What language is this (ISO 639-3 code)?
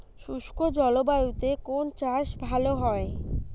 ben